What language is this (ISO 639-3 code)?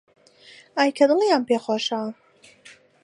ckb